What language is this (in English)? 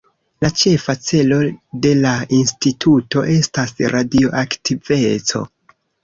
Esperanto